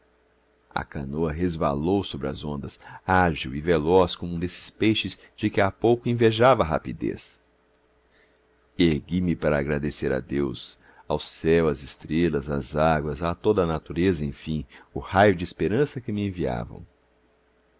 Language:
Portuguese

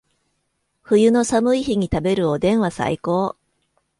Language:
Japanese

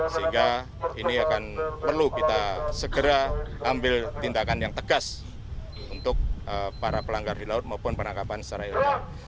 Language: Indonesian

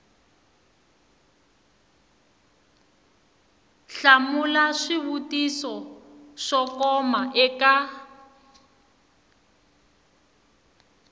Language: Tsonga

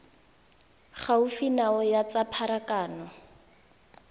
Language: Tswana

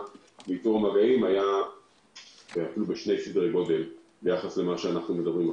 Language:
Hebrew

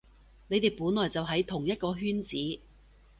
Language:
Cantonese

